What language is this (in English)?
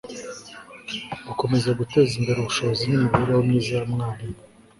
Kinyarwanda